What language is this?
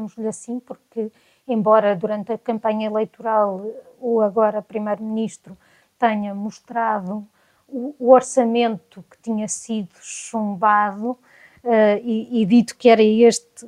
Portuguese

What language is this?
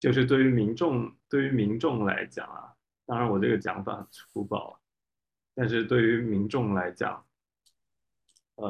Chinese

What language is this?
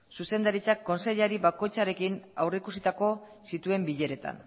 Basque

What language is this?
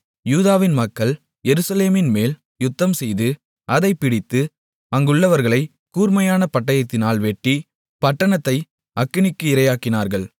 Tamil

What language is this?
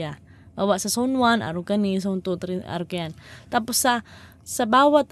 Filipino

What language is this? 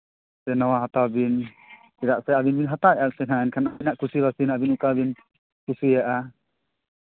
Santali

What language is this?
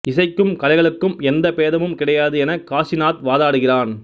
Tamil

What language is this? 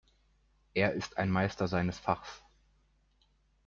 German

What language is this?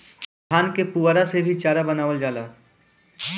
Bhojpuri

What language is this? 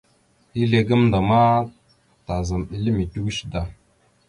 Mada (Cameroon)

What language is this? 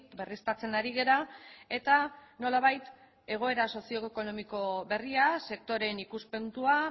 Basque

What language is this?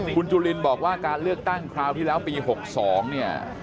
Thai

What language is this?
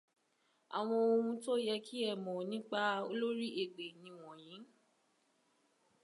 Yoruba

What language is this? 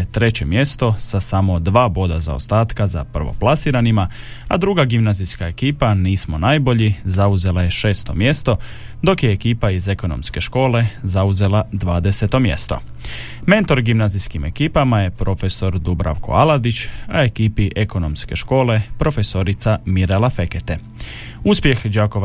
Croatian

